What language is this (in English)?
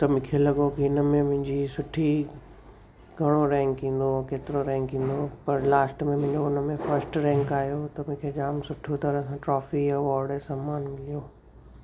Sindhi